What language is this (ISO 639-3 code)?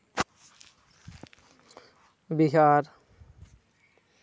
sat